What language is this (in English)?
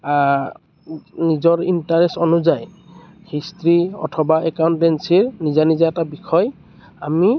Assamese